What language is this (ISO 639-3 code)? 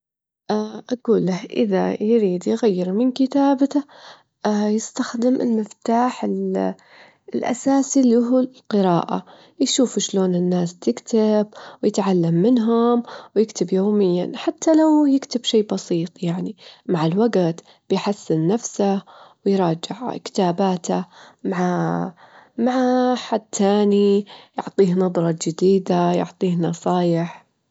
afb